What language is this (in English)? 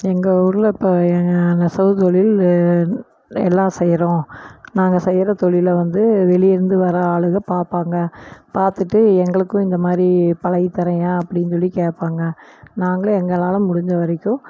Tamil